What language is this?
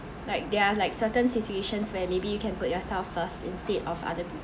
English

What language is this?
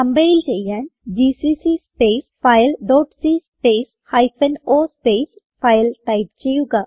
Malayalam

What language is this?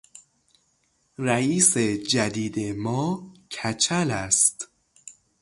Persian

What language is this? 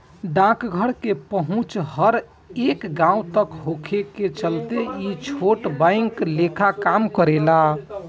Bhojpuri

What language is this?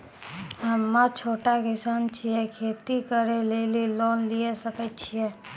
Maithili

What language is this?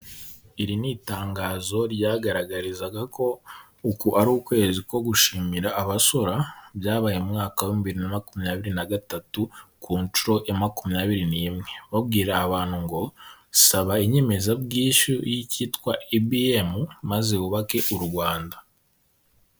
Kinyarwanda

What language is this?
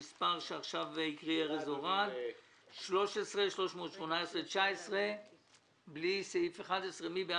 Hebrew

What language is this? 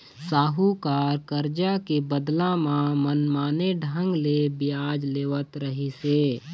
Chhattisgarhi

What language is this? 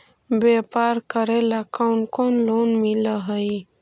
Magahi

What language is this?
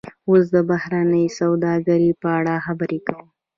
Pashto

